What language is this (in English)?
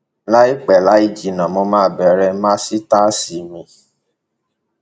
Yoruba